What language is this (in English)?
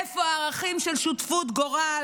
Hebrew